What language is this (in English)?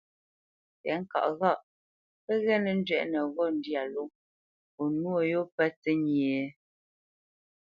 Bamenyam